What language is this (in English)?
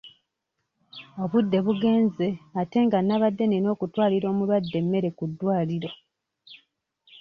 Ganda